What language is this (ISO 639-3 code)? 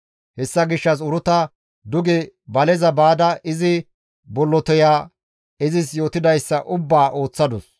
gmv